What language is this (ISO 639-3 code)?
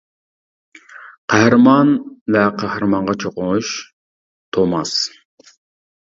uig